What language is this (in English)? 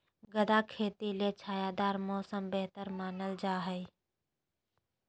Magahi